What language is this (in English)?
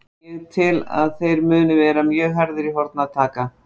Icelandic